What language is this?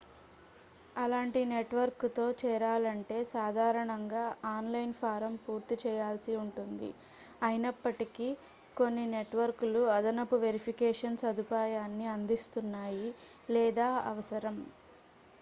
Telugu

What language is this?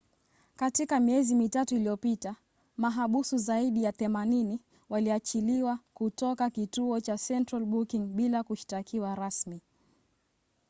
Swahili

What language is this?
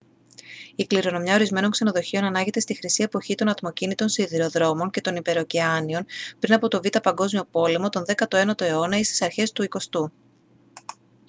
Greek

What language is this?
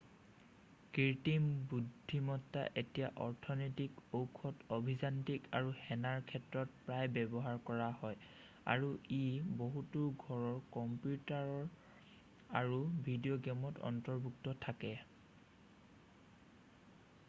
Assamese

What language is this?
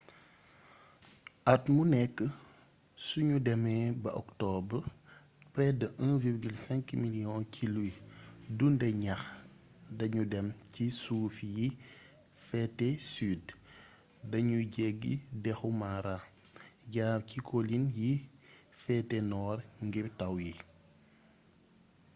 Wolof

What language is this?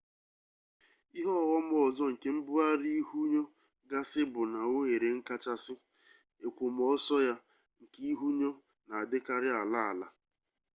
Igbo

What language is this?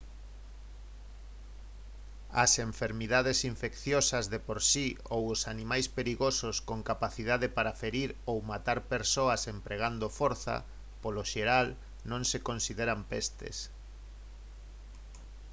Galician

